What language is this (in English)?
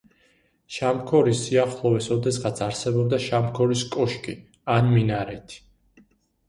Georgian